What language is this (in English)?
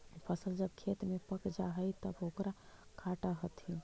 Magahi